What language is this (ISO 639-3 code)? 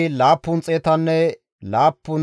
gmv